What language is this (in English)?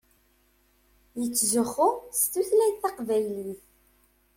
Kabyle